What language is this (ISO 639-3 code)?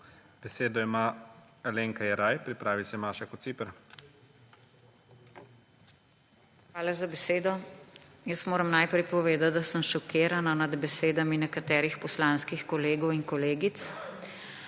slv